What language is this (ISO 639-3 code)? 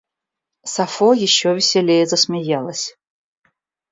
rus